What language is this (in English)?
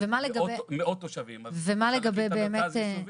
Hebrew